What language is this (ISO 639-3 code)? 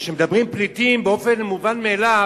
heb